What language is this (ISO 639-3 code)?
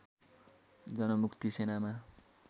nep